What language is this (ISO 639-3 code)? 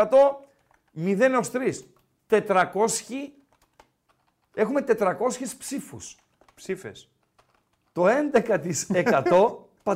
ell